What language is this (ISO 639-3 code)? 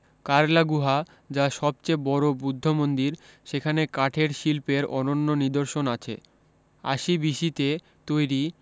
ben